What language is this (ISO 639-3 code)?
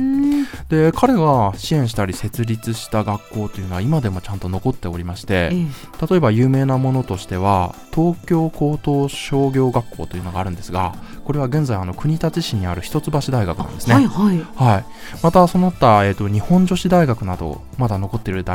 jpn